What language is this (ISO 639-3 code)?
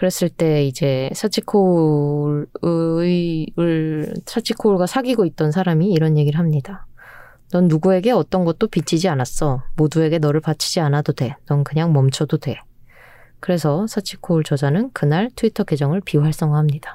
kor